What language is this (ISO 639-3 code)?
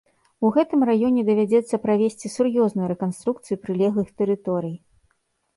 bel